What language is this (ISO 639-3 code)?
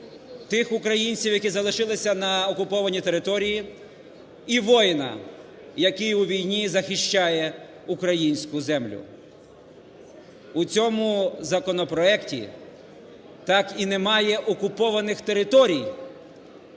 ukr